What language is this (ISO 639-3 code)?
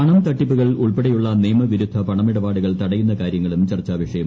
mal